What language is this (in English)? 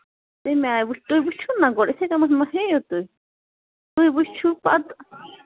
Kashmiri